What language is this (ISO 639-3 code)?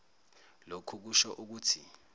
zul